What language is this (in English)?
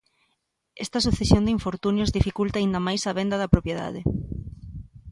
Galician